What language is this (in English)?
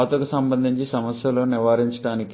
Telugu